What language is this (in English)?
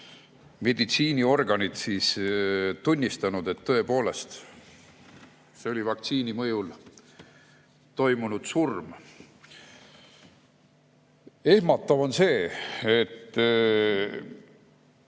Estonian